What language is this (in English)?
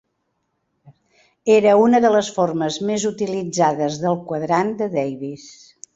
Catalan